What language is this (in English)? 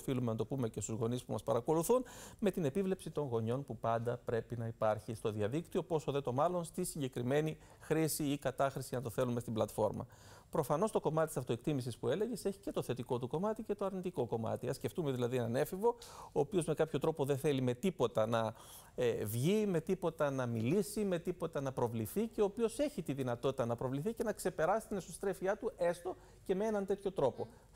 Greek